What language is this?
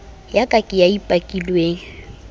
Southern Sotho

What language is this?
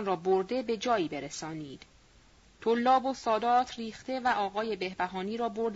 Persian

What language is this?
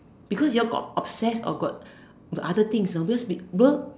English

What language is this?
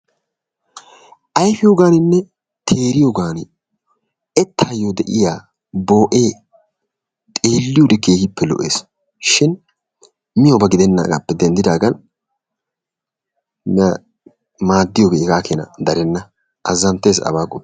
Wolaytta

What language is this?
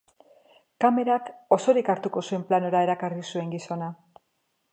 Basque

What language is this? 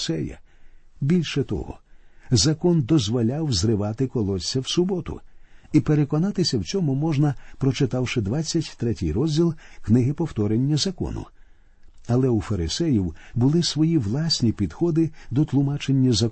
Ukrainian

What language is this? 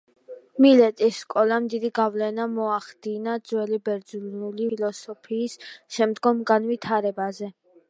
Georgian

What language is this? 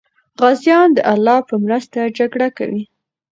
Pashto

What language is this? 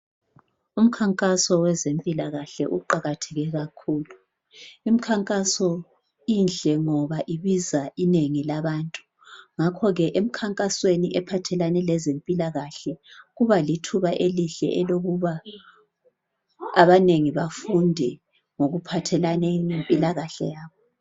North Ndebele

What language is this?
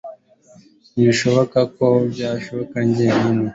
Kinyarwanda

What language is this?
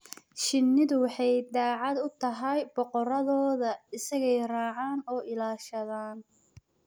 Somali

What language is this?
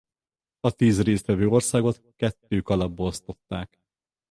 Hungarian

